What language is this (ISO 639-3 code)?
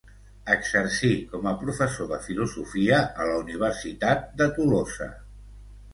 cat